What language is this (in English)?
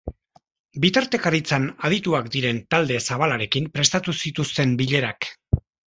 Basque